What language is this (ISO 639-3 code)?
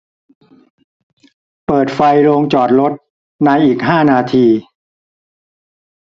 tha